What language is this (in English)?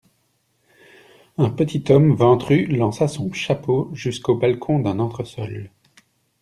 French